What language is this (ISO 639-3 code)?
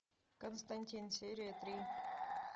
rus